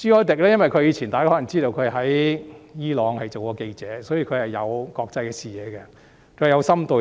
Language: Cantonese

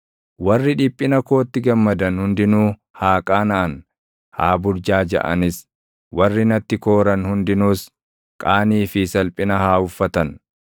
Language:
Oromo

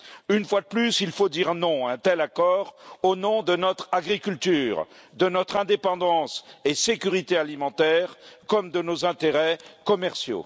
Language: French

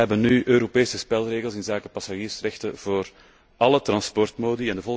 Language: Dutch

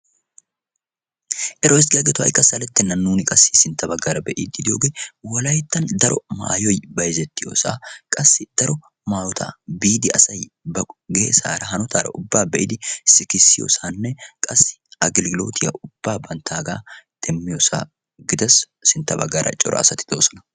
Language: Wolaytta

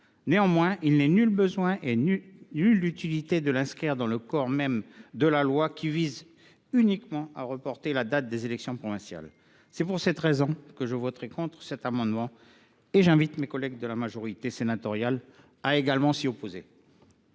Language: French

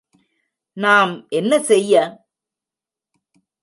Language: Tamil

